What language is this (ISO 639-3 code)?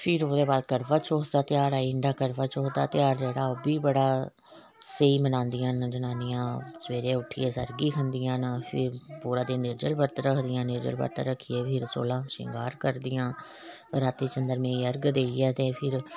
doi